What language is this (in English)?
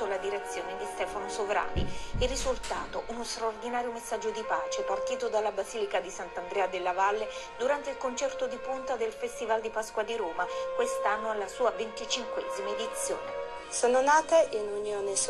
Italian